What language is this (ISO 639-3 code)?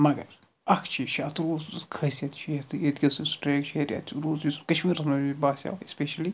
kas